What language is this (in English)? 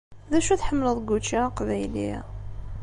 Kabyle